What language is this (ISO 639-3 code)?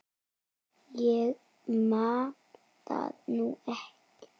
isl